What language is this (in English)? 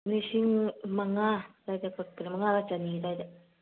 Manipuri